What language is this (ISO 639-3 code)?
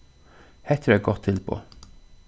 fao